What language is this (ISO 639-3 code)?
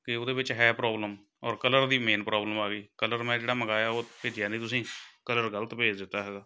pan